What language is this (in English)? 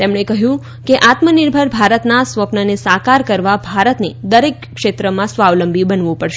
Gujarati